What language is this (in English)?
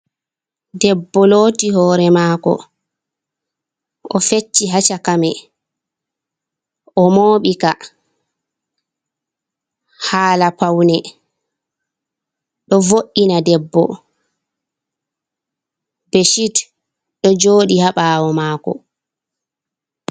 Fula